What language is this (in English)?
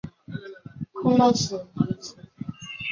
Chinese